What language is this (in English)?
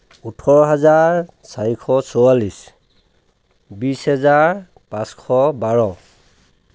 Assamese